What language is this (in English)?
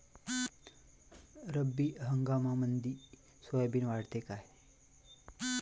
Marathi